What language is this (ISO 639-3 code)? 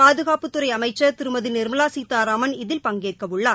tam